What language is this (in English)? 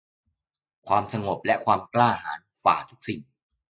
Thai